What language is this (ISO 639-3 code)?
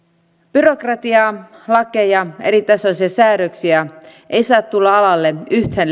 fin